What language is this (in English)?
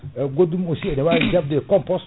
Fula